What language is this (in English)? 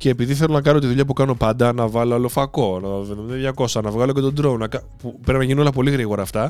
Greek